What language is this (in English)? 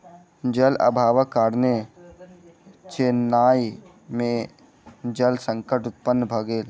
Maithili